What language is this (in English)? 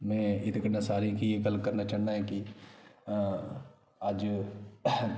Dogri